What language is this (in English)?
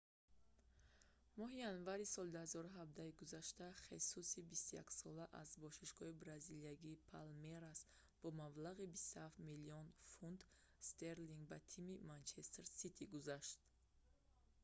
Tajik